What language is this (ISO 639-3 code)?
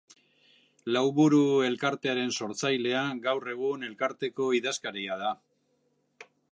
eus